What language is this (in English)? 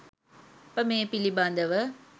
Sinhala